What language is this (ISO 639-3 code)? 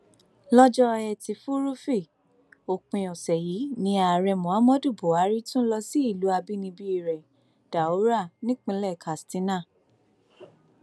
yor